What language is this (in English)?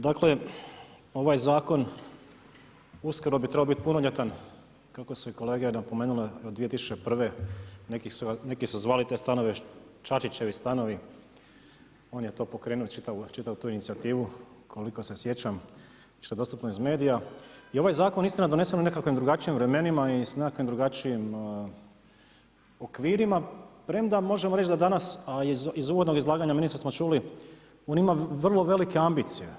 Croatian